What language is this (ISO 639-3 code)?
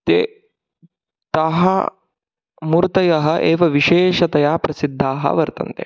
san